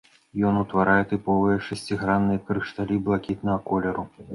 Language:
Belarusian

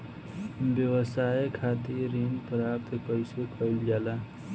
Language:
Bhojpuri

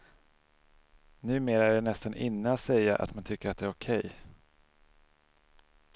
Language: Swedish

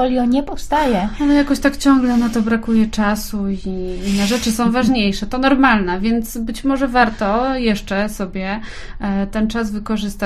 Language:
Polish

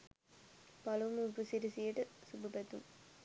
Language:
Sinhala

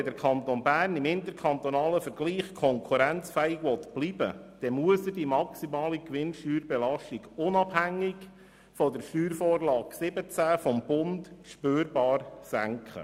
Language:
Swiss German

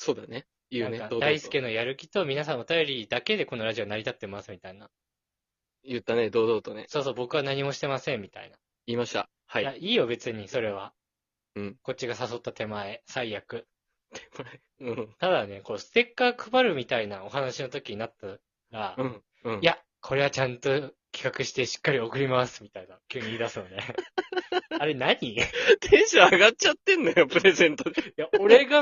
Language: Japanese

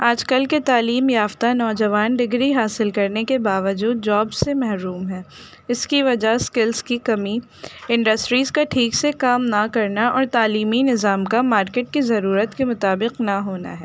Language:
Urdu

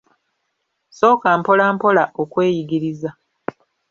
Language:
Ganda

